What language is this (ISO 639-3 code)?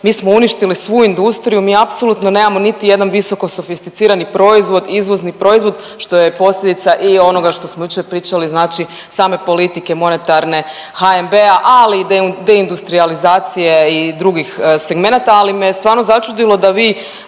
hrv